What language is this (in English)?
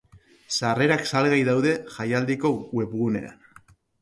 Basque